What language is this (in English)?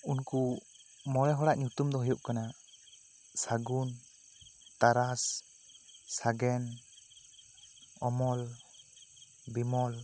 Santali